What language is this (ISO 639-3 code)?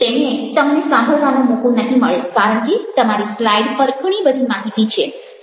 guj